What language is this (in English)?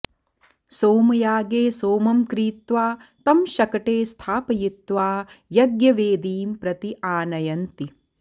Sanskrit